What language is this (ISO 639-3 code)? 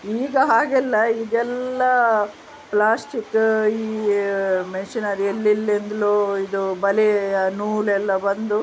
kan